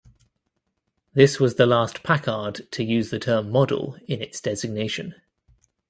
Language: English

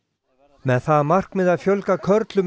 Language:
Icelandic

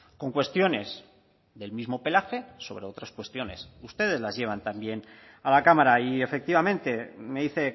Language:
Spanish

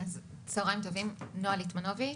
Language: Hebrew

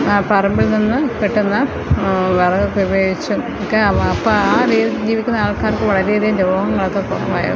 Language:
Malayalam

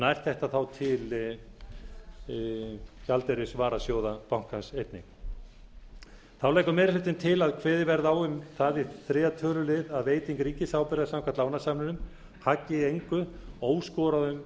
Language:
Icelandic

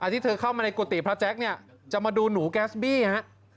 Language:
Thai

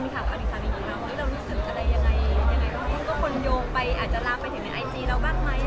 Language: Thai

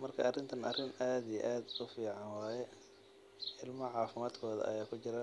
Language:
Somali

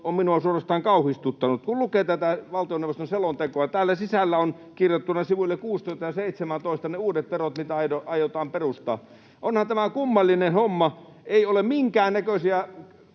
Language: Finnish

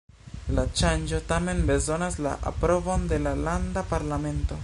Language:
Esperanto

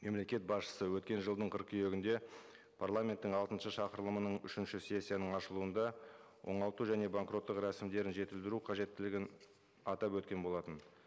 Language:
Kazakh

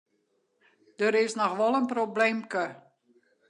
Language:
Western Frisian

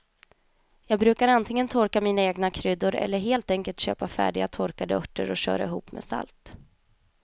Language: Swedish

